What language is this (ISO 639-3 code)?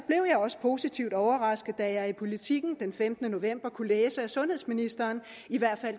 dan